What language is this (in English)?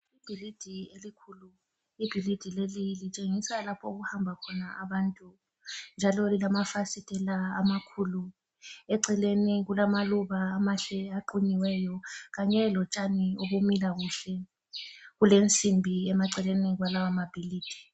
North Ndebele